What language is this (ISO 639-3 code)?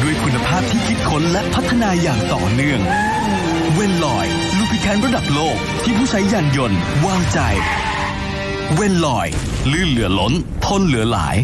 tha